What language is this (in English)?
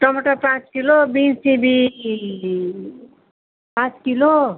Nepali